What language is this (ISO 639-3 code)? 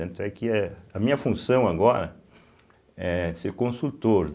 por